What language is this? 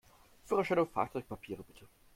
German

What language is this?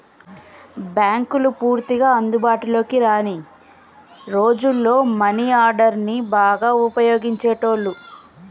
Telugu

